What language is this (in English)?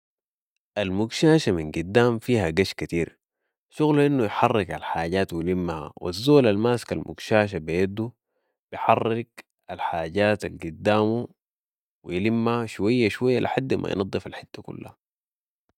Sudanese Arabic